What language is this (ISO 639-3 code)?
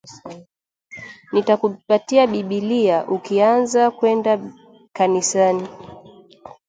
swa